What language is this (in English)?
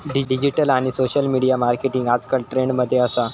Marathi